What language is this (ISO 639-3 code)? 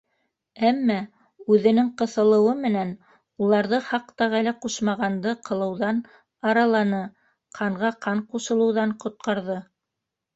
bak